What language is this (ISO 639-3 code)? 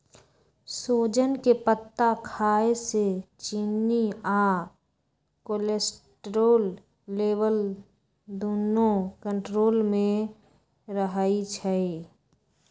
mag